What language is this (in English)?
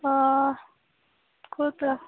Kashmiri